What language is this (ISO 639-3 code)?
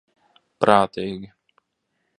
lav